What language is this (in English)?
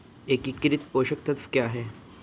Hindi